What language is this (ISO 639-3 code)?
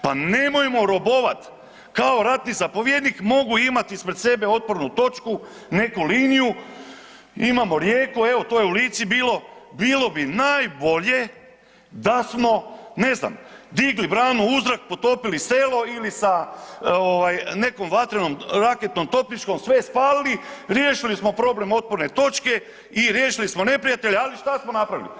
hrv